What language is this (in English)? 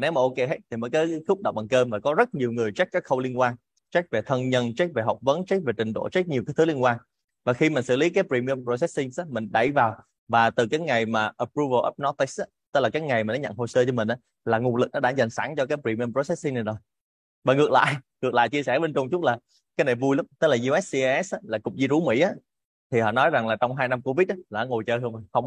Vietnamese